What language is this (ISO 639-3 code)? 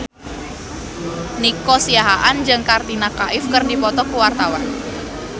sun